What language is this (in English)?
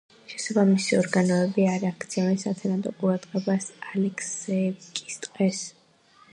Georgian